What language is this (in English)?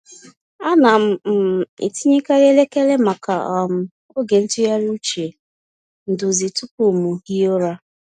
Igbo